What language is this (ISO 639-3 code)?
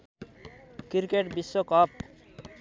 nep